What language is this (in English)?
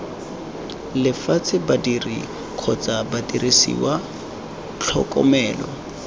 Tswana